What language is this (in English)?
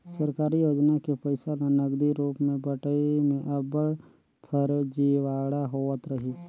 Chhattisgarhi